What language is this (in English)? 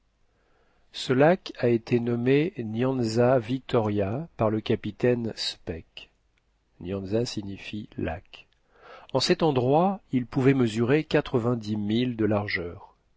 French